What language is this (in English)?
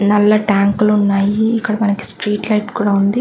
Telugu